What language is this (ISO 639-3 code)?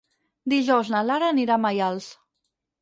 cat